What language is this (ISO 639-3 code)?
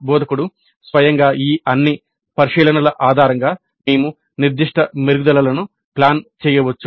tel